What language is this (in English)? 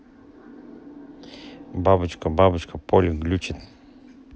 Russian